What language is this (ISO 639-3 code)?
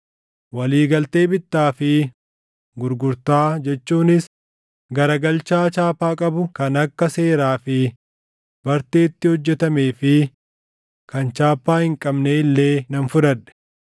orm